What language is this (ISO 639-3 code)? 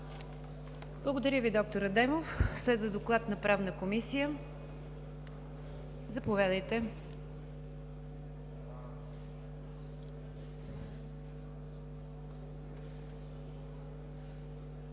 bul